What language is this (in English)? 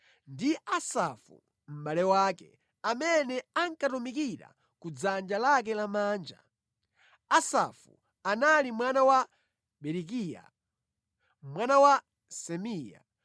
Nyanja